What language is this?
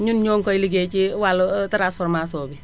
Wolof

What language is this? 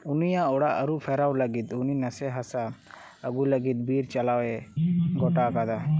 Santali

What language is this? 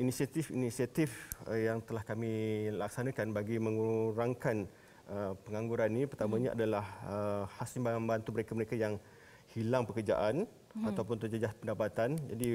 Malay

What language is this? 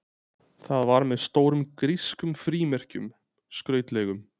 Icelandic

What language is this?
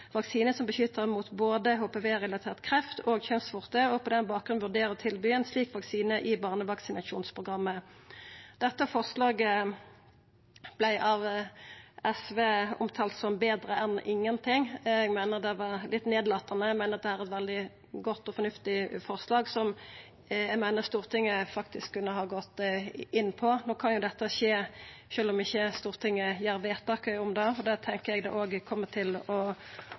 Norwegian Nynorsk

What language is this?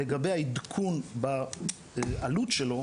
Hebrew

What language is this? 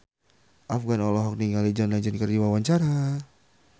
Sundanese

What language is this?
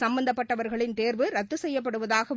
Tamil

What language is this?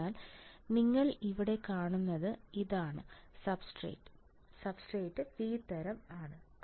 Malayalam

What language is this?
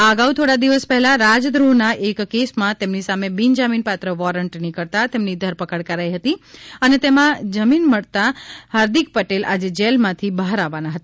Gujarati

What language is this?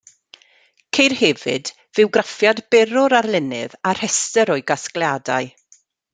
Welsh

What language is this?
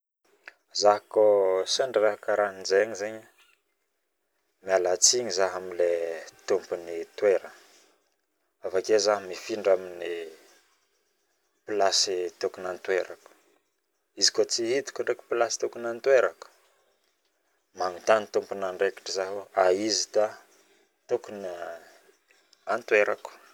Northern Betsimisaraka Malagasy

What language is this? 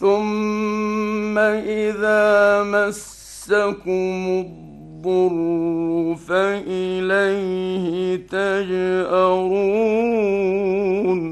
Arabic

